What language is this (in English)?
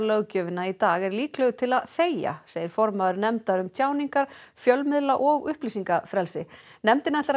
Icelandic